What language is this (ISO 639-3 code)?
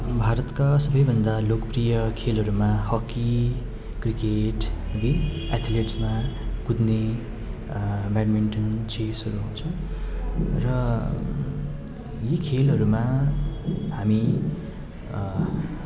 nep